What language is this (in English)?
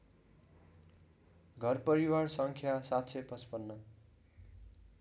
Nepali